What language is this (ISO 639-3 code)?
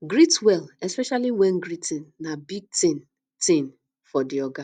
pcm